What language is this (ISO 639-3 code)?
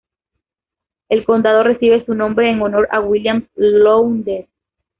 spa